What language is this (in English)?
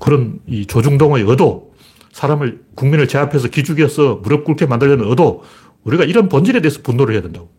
Korean